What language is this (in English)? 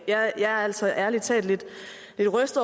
Danish